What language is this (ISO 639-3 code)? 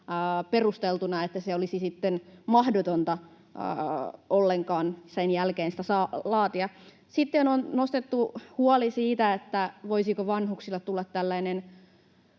fin